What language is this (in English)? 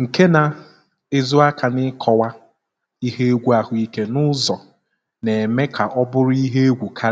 Igbo